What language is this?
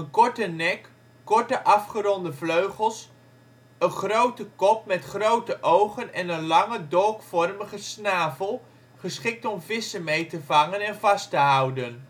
Dutch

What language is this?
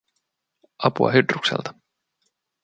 Finnish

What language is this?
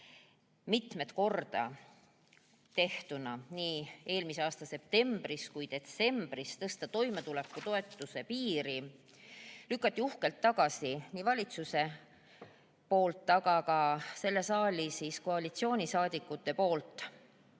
Estonian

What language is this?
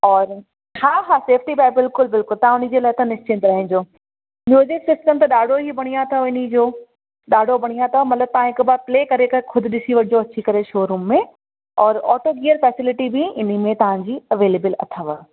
Sindhi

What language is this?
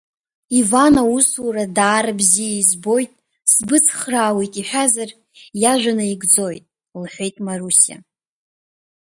Abkhazian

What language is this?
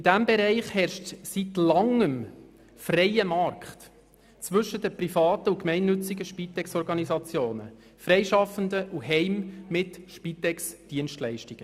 Swiss German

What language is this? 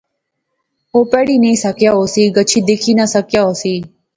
Pahari-Potwari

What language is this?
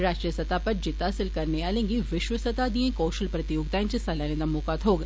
Dogri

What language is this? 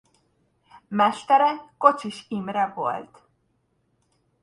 Hungarian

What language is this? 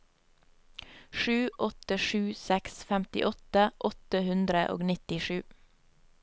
Norwegian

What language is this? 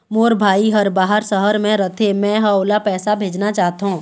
Chhattisgarhi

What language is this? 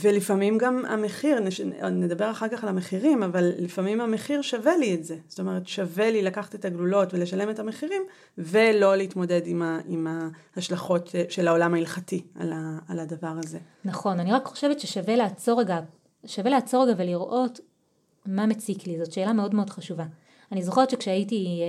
Hebrew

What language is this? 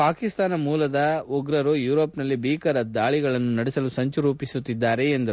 Kannada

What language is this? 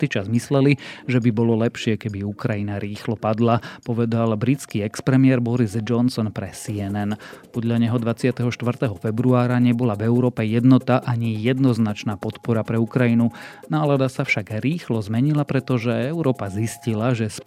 Slovak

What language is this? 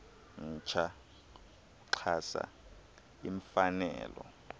Xhosa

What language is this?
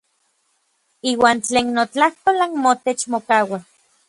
Orizaba Nahuatl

